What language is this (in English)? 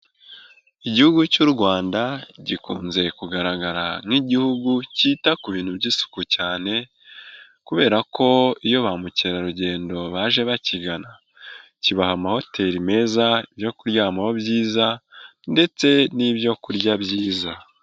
Kinyarwanda